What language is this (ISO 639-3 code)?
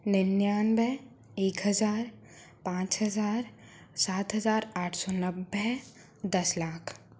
hin